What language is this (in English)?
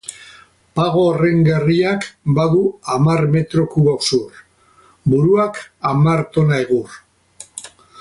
Basque